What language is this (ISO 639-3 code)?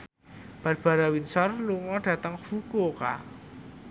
jav